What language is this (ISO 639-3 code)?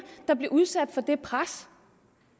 dan